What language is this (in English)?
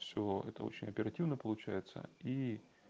Russian